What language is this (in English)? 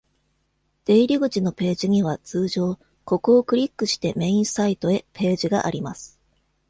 Japanese